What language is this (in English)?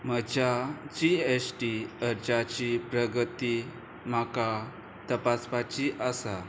Konkani